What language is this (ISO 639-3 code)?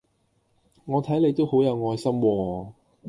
yue